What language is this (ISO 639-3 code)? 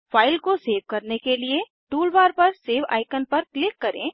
hin